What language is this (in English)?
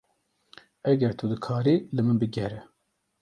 Kurdish